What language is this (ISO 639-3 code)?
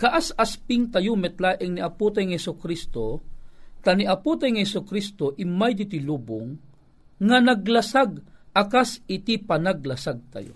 fil